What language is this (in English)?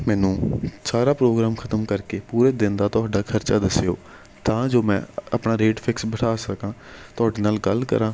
Punjabi